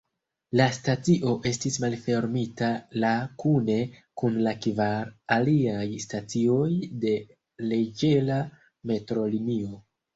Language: Esperanto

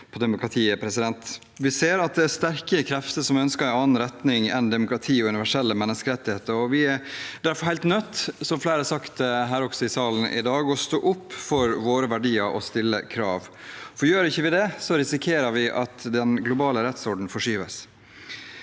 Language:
Norwegian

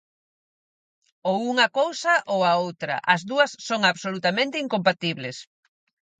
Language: Galician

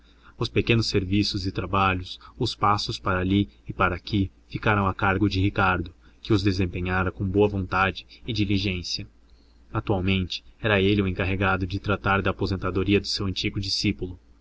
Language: Portuguese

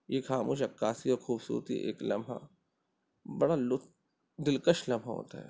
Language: Urdu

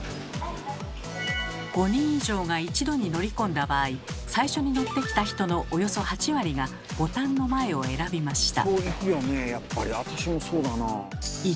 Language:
Japanese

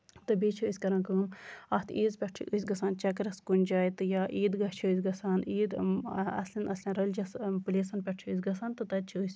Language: Kashmiri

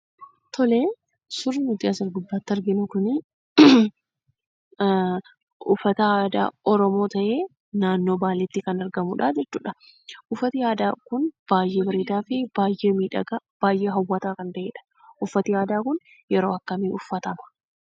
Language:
Oromo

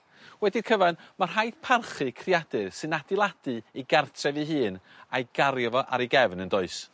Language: Welsh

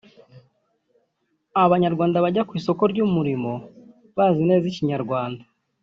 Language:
Kinyarwanda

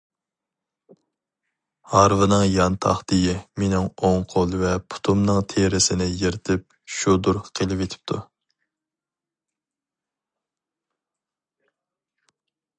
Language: Uyghur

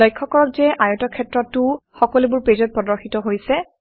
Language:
Assamese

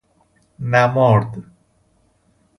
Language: Persian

